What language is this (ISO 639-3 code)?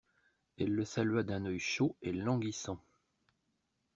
fra